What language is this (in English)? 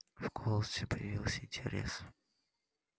Russian